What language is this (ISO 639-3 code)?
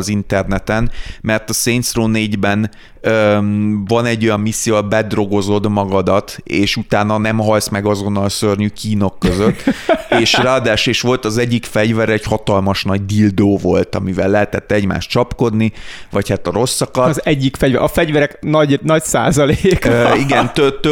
hun